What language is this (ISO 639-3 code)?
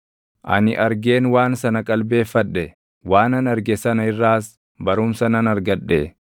orm